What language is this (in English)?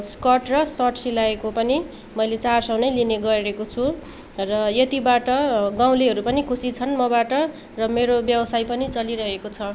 Nepali